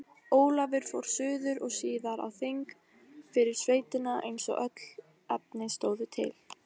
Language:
Icelandic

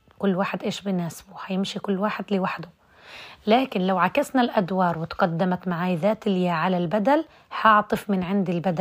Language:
Arabic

